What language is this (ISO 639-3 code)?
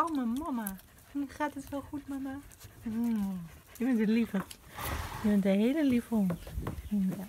nld